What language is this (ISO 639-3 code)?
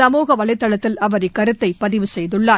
tam